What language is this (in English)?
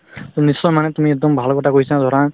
Assamese